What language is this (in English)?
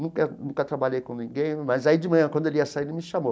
Portuguese